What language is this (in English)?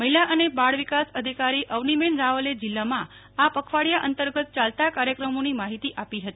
Gujarati